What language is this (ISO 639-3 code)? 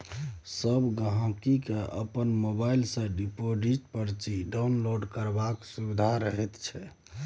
mai